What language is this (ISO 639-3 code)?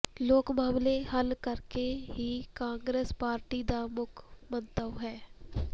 pan